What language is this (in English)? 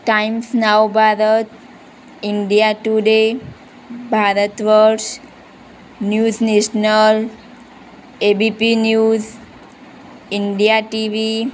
Gujarati